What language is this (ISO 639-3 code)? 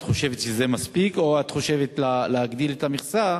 heb